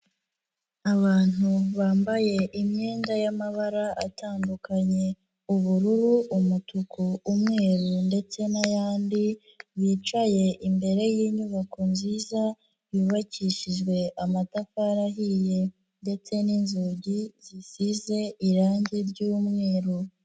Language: Kinyarwanda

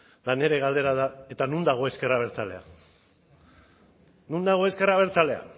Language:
Basque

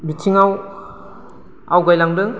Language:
Bodo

